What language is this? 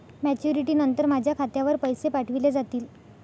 Marathi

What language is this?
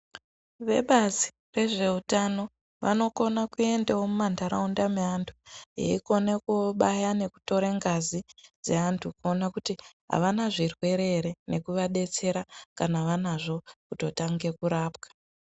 Ndau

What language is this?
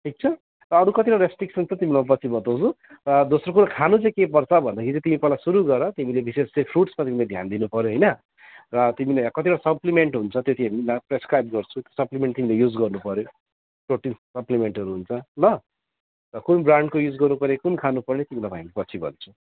Nepali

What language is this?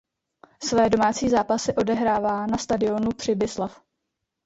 Czech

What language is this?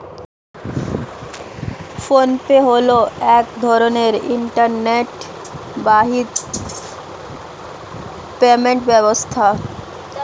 Bangla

